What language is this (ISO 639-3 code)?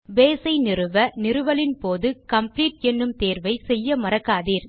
tam